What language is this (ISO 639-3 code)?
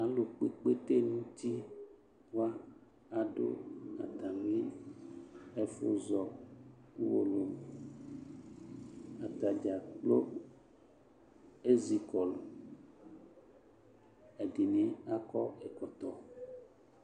kpo